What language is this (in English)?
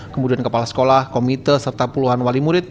Indonesian